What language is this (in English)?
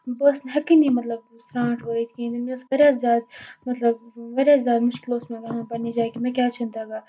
Kashmiri